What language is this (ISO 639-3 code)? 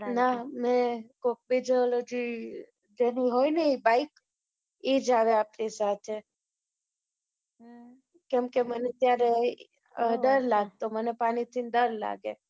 guj